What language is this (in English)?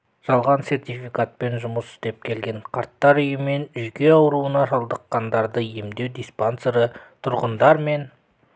Kazakh